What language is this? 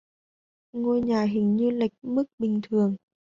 Vietnamese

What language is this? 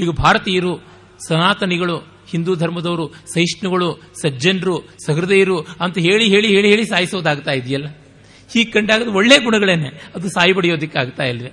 Kannada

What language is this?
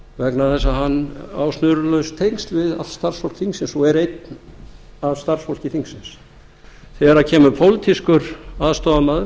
Icelandic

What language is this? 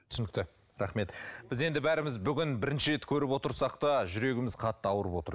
Kazakh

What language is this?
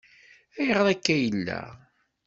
Kabyle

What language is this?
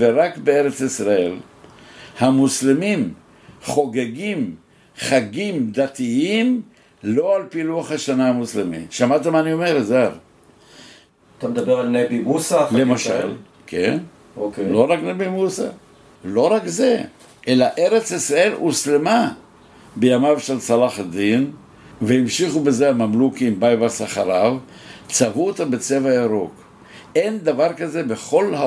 Hebrew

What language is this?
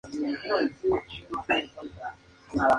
Spanish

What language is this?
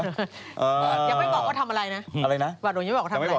Thai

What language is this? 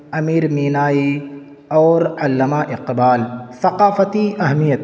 Urdu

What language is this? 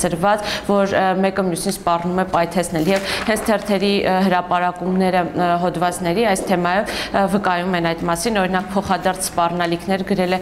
Polish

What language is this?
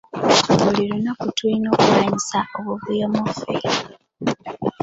Ganda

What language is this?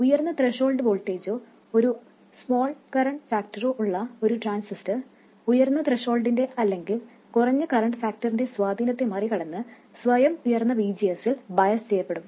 Malayalam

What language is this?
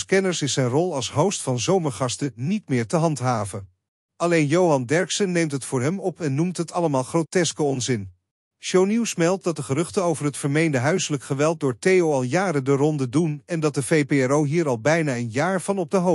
Dutch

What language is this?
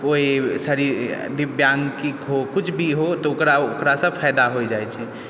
Maithili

